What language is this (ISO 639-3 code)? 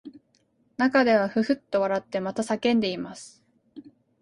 jpn